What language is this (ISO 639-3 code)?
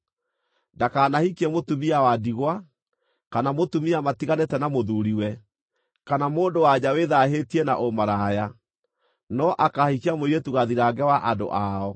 kik